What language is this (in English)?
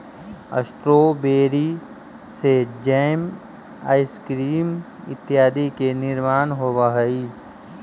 Magahi